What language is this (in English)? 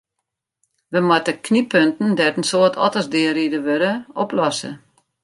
Western Frisian